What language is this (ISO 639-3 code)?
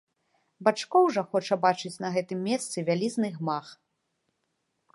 bel